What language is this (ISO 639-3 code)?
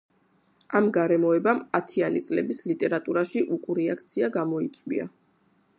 kat